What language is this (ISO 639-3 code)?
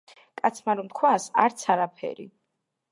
kat